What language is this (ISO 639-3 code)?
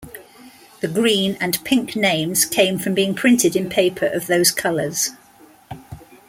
eng